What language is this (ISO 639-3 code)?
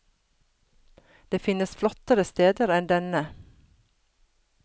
nor